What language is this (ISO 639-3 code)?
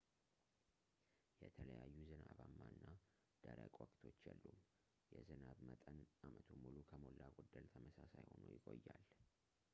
amh